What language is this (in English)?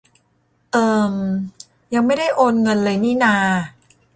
Thai